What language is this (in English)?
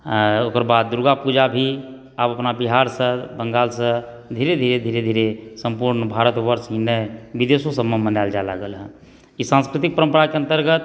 Maithili